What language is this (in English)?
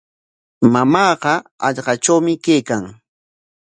Corongo Ancash Quechua